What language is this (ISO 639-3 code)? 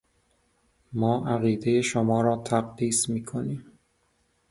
fas